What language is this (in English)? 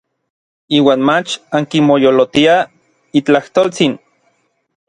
Orizaba Nahuatl